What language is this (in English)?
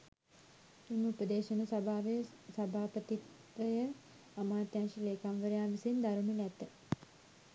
Sinhala